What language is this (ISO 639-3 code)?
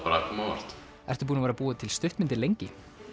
isl